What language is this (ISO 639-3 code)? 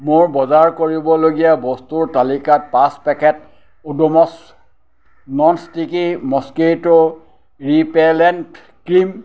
asm